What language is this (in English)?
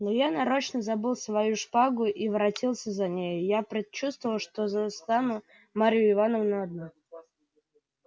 Russian